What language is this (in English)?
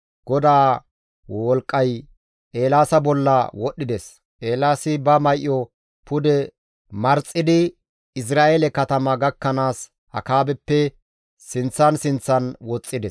Gamo